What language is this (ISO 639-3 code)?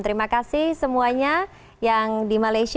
ind